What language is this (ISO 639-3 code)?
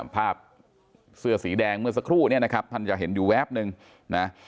tha